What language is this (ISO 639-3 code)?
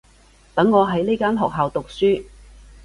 yue